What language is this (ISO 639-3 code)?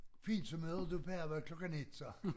dan